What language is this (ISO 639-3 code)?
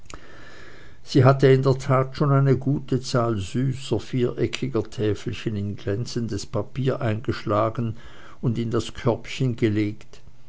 deu